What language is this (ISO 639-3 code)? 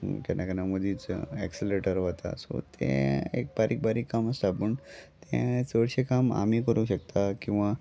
kok